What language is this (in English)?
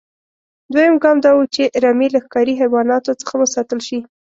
Pashto